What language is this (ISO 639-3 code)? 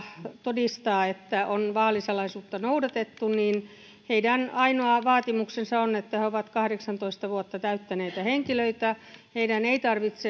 fin